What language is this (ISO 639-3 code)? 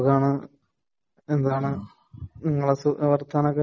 mal